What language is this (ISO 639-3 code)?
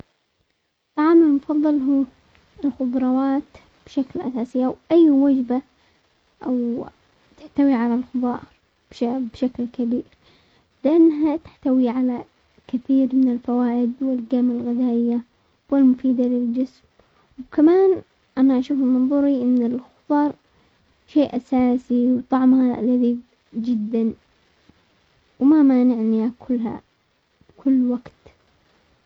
acx